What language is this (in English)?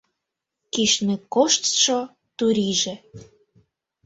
Mari